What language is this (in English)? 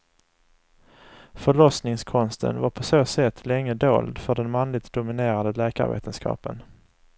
Swedish